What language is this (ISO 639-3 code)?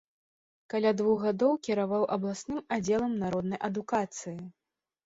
bel